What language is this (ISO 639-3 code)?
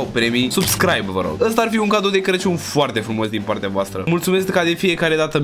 ron